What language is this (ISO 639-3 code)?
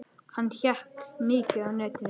isl